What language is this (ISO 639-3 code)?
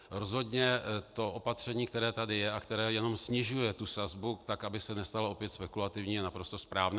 ces